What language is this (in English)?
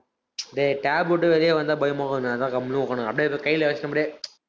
Tamil